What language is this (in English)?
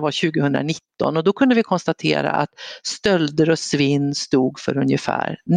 Swedish